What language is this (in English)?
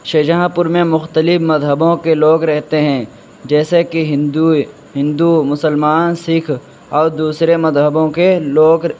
Urdu